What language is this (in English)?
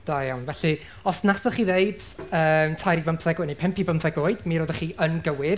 Welsh